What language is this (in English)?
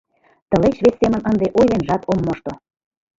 Mari